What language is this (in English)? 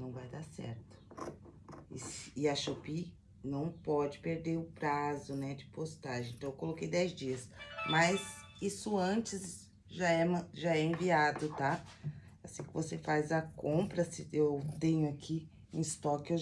Portuguese